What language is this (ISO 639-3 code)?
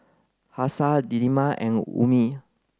eng